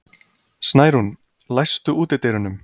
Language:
Icelandic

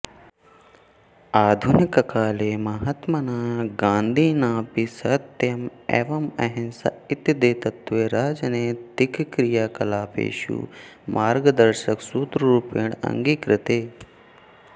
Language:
Sanskrit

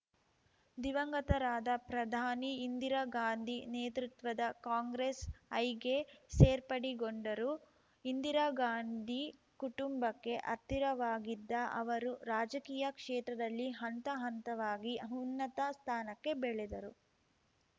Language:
Kannada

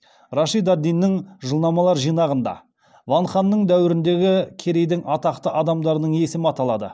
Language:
Kazakh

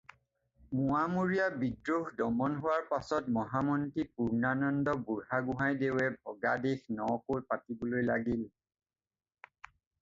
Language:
Assamese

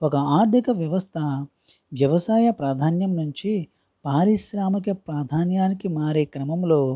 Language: Telugu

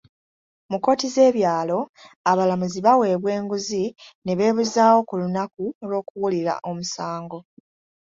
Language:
Ganda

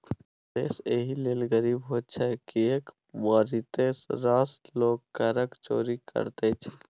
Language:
Maithili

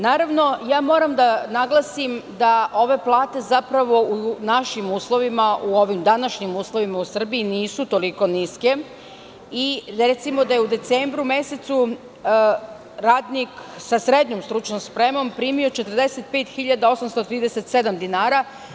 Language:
Serbian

